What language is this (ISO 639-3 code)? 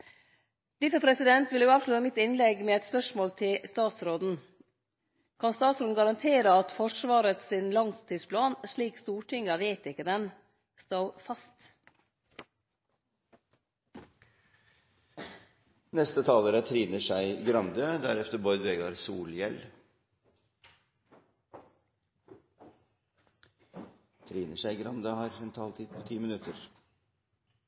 nor